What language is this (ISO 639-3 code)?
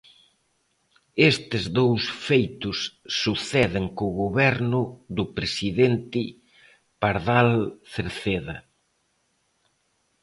glg